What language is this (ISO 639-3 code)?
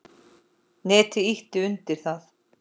isl